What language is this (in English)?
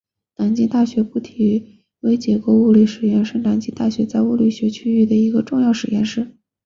Chinese